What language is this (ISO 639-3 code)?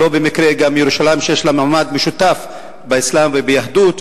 heb